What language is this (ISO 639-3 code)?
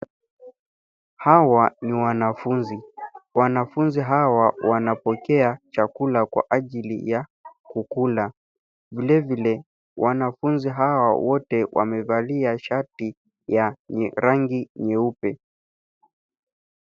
swa